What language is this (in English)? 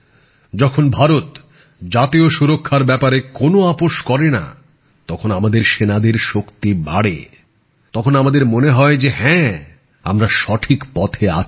Bangla